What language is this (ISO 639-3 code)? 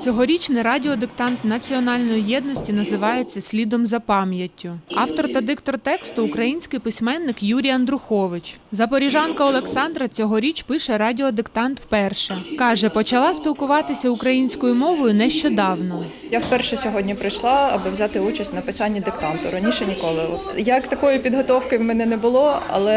ukr